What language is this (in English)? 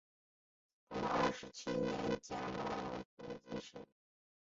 Chinese